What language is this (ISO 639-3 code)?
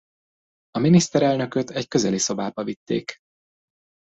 hun